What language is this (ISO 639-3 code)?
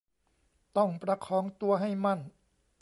tha